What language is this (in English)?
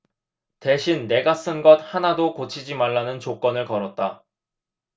Korean